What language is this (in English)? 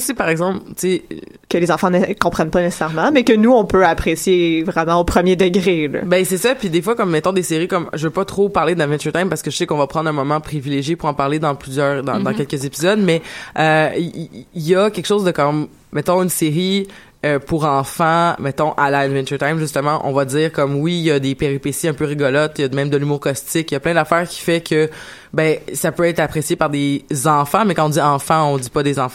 French